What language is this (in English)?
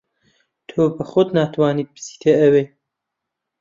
Central Kurdish